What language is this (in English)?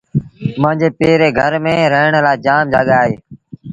Sindhi Bhil